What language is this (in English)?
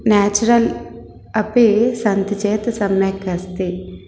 Sanskrit